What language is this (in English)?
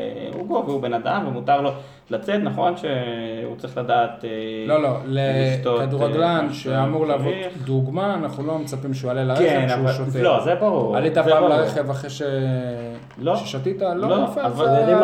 Hebrew